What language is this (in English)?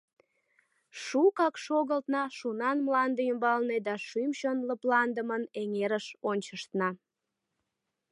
Mari